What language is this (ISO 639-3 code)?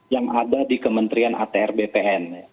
ind